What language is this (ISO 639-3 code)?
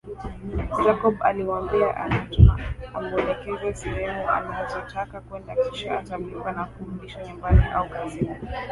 swa